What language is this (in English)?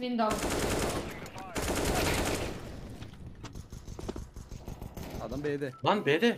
Turkish